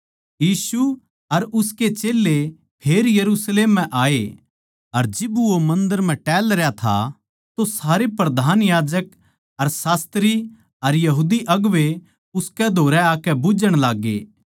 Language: Haryanvi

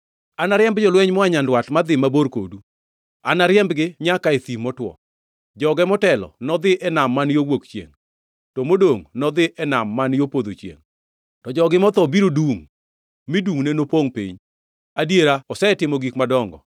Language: Luo (Kenya and Tanzania)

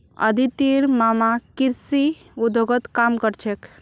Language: Magahi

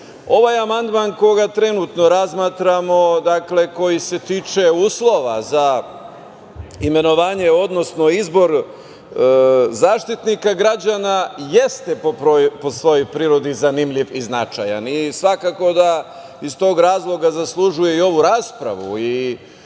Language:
Serbian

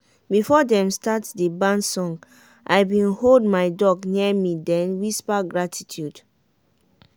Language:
Nigerian Pidgin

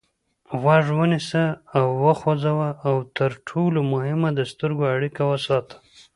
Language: Pashto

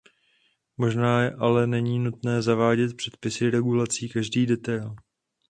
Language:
Czech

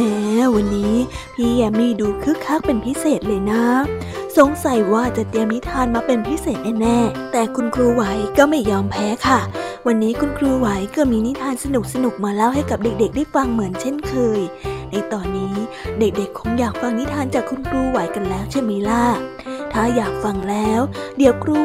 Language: Thai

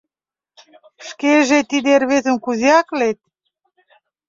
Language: Mari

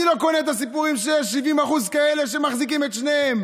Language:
Hebrew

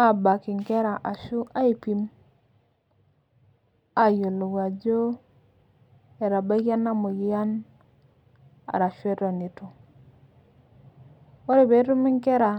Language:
Masai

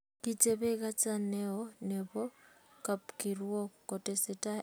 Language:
Kalenjin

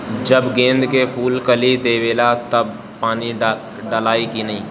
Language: Bhojpuri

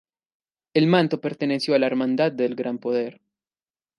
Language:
Spanish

